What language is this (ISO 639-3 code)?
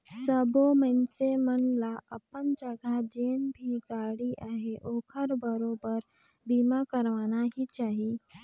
hne